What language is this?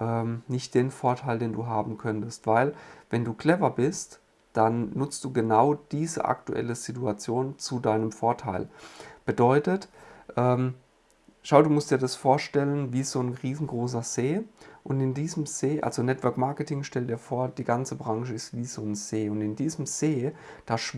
German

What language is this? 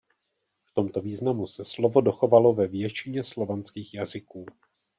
Czech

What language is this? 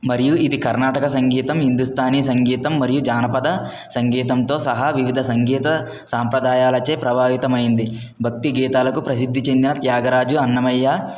Telugu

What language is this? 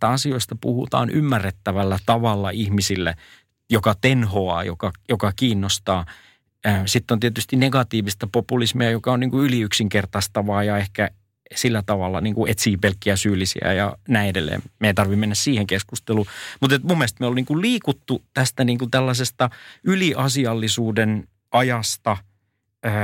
Finnish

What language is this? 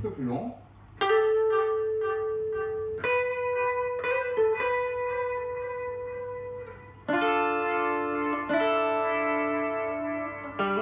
French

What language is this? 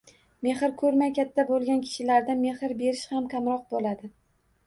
Uzbek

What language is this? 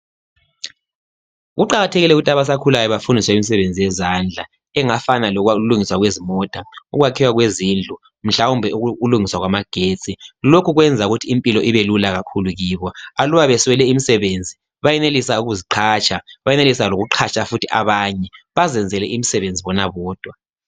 North Ndebele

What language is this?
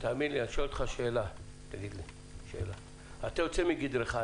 Hebrew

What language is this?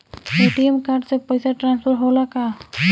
Bhojpuri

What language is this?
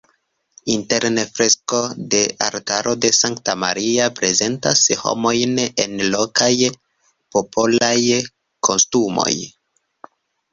Esperanto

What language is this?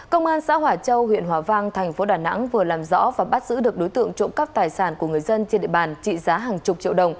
Vietnamese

